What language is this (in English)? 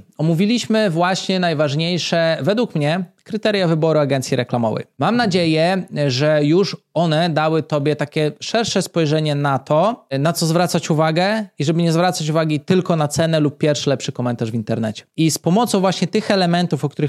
Polish